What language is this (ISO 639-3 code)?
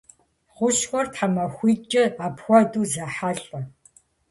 kbd